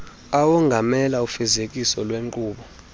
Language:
Xhosa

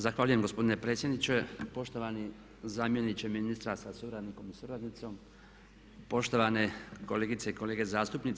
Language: Croatian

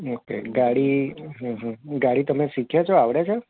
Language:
Gujarati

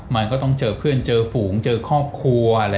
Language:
Thai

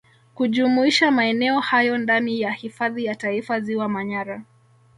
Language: Swahili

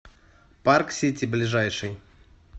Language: Russian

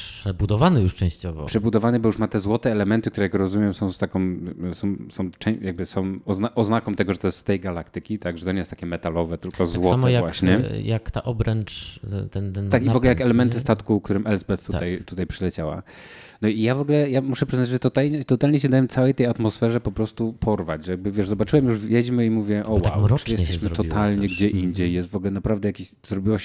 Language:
Polish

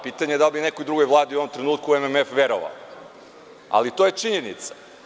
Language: Serbian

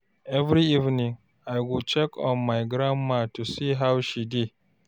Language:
Nigerian Pidgin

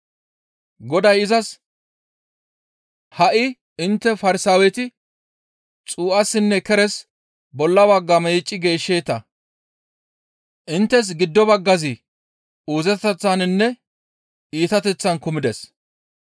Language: Gamo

